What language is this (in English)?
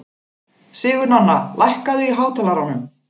Icelandic